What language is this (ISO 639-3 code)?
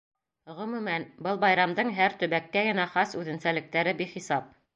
bak